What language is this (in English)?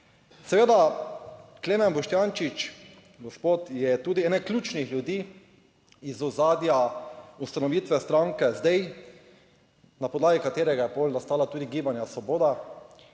Slovenian